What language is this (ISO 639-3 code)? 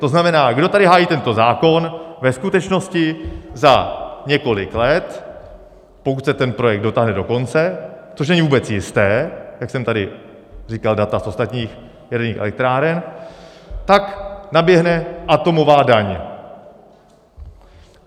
ces